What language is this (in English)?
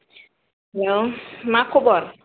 Bodo